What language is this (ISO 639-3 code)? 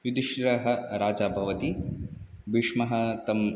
san